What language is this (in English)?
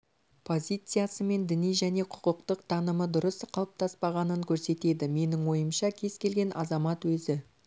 Kazakh